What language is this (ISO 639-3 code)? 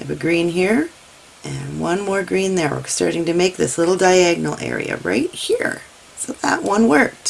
eng